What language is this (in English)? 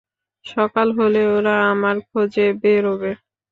Bangla